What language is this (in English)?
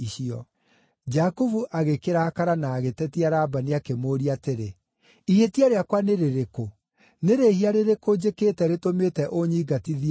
Kikuyu